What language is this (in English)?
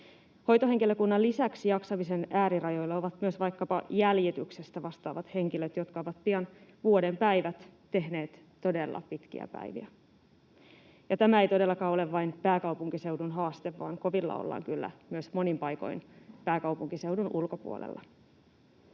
Finnish